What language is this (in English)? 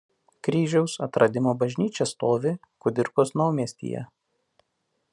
Lithuanian